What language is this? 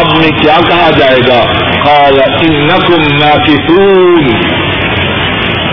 Urdu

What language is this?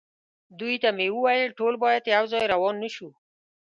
Pashto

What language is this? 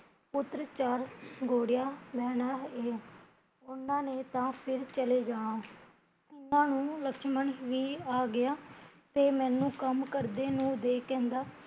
Punjabi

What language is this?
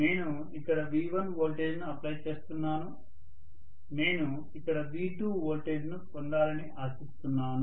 Telugu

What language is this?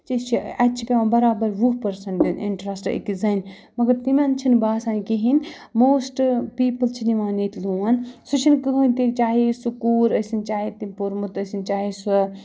Kashmiri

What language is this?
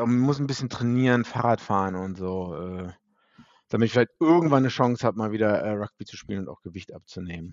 German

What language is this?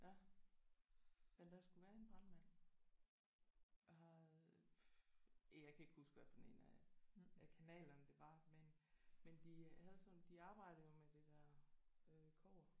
Danish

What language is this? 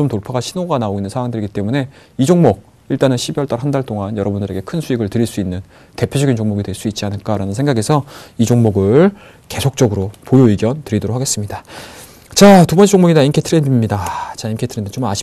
Korean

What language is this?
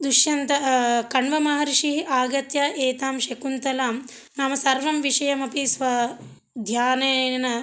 Sanskrit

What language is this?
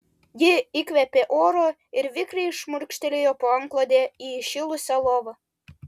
Lithuanian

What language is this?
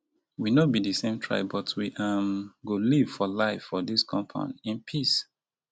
Nigerian Pidgin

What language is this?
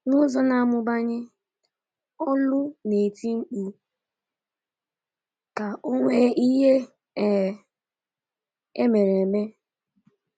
Igbo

